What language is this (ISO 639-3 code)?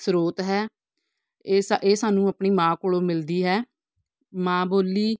pan